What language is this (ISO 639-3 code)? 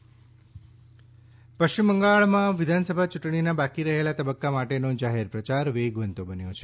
guj